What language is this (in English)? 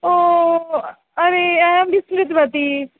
Sanskrit